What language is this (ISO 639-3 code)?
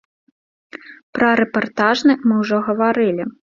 bel